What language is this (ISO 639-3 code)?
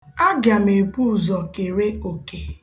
ibo